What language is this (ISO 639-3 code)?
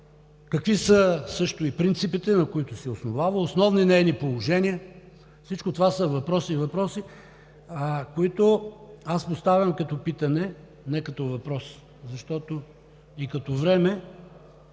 bul